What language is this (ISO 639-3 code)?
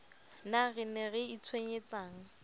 sot